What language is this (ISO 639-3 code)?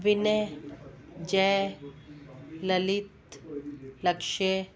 snd